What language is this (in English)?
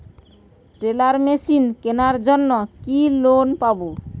Bangla